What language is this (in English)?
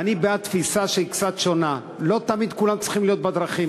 Hebrew